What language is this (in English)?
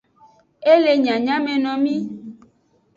Aja (Benin)